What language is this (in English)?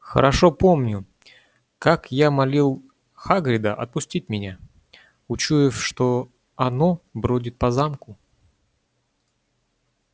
Russian